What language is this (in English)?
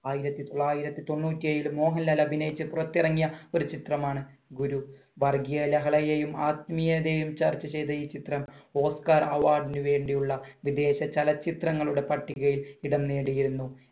Malayalam